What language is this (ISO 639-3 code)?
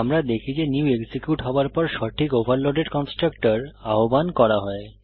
ben